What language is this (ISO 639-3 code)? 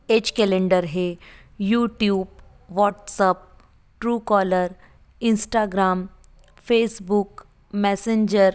hin